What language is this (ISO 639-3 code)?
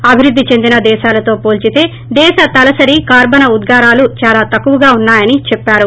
tel